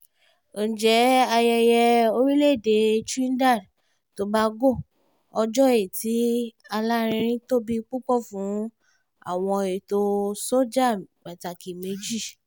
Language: Yoruba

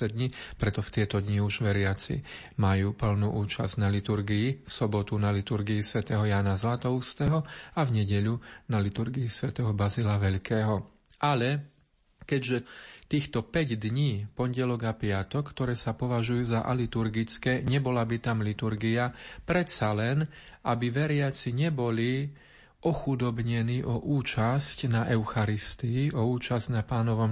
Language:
Slovak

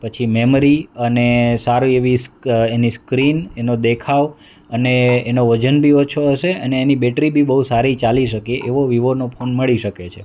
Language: Gujarati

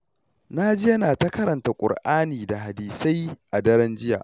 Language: Hausa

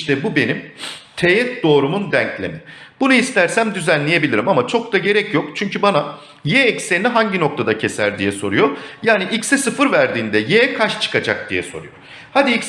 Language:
Turkish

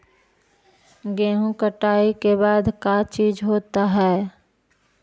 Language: Magahi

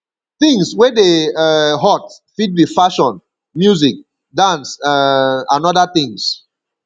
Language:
Nigerian Pidgin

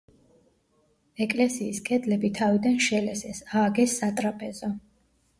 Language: Georgian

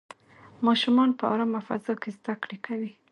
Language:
Pashto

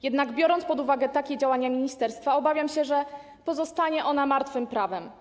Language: Polish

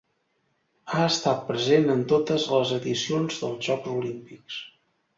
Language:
Catalan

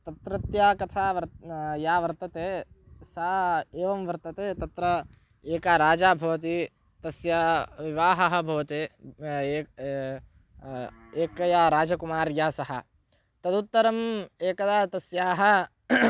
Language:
Sanskrit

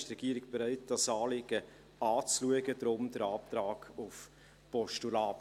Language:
Swiss German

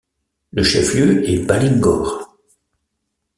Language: French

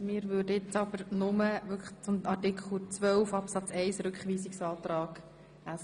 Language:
Swiss German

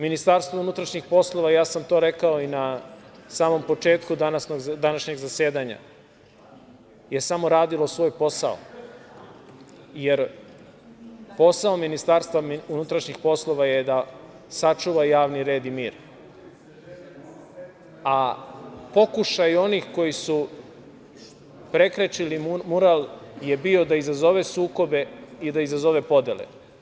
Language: Serbian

